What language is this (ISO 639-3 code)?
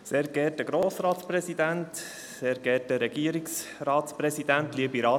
gsw